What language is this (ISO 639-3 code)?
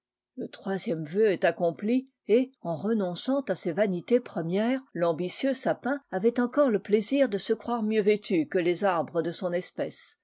fra